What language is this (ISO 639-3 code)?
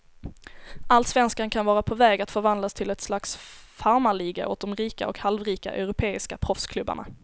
swe